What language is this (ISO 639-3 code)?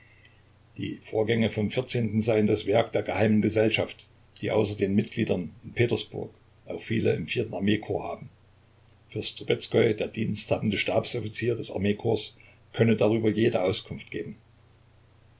deu